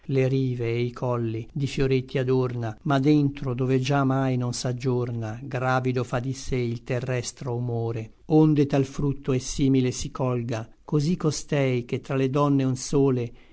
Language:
Italian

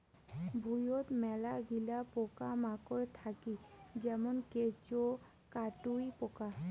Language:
Bangla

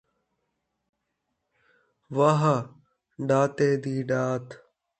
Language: Saraiki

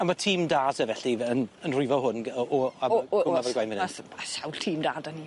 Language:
Welsh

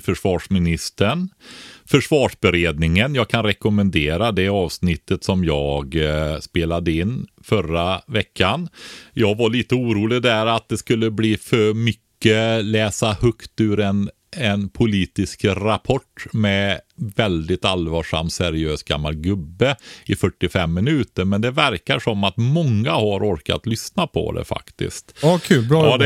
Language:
Swedish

